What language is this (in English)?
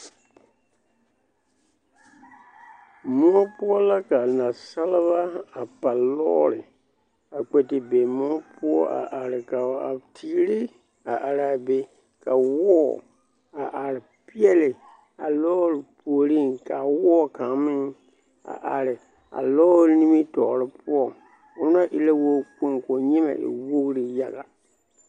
Southern Dagaare